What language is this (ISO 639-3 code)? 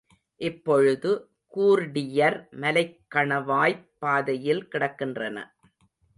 tam